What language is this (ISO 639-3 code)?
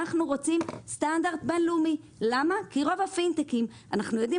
heb